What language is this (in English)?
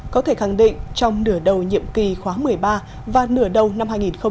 Vietnamese